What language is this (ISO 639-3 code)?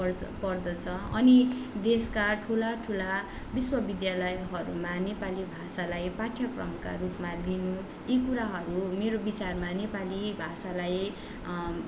nep